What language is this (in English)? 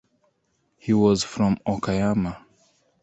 English